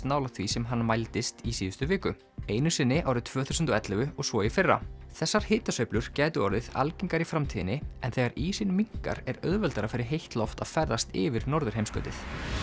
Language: Icelandic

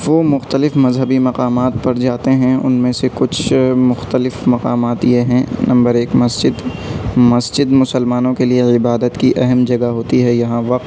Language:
Urdu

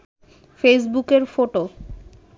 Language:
Bangla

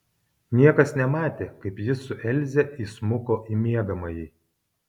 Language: Lithuanian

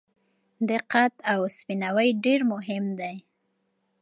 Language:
Pashto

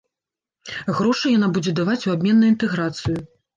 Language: Belarusian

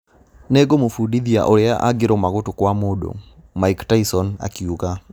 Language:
Kikuyu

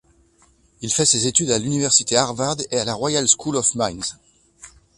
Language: French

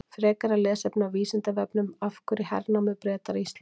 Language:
Icelandic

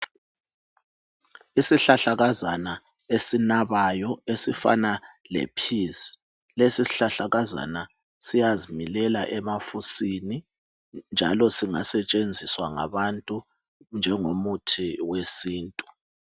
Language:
North Ndebele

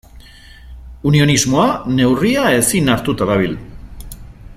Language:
Basque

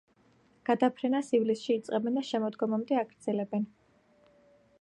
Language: Georgian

